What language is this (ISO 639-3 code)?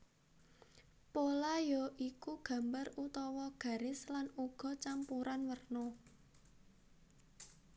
jav